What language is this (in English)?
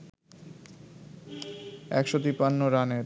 Bangla